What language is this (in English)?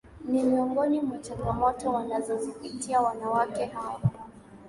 Swahili